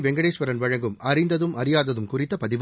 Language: Tamil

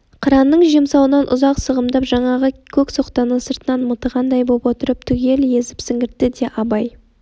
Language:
Kazakh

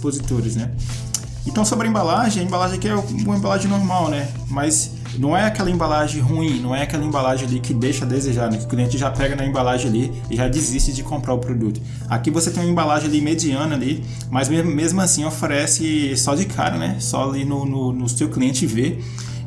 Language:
Portuguese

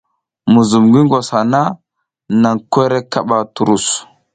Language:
South Giziga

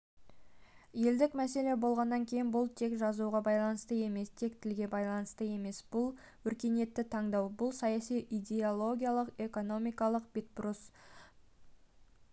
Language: Kazakh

